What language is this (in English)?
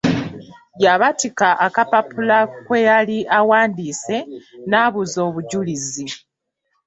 Ganda